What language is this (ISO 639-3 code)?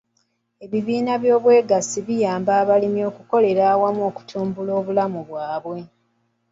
lug